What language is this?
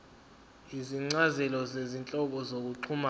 Zulu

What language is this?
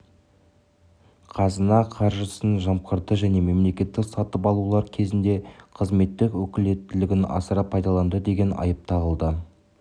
Kazakh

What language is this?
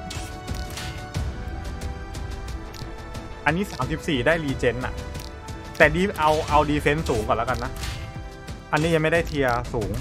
Thai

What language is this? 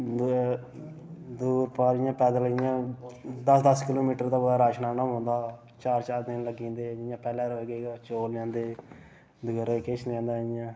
Dogri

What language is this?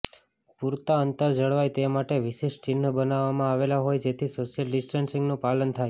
Gujarati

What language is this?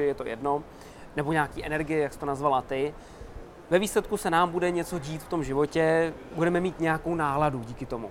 Czech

